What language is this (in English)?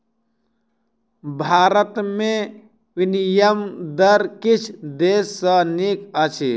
Maithili